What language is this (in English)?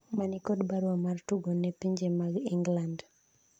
Luo (Kenya and Tanzania)